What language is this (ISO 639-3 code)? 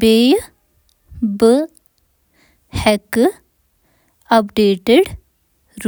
kas